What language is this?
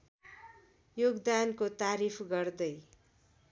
Nepali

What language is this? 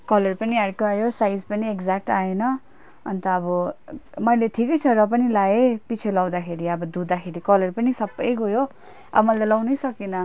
Nepali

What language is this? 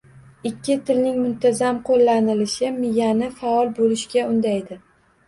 Uzbek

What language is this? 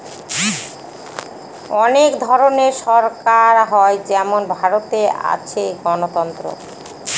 Bangla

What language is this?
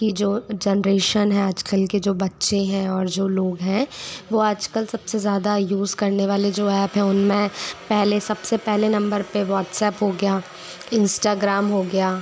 Hindi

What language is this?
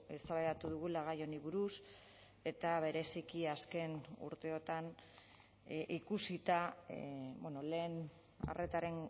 Basque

